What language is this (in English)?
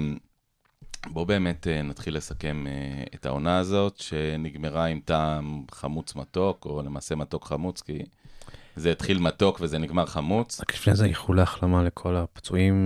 Hebrew